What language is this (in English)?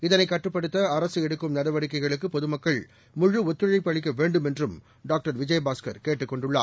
Tamil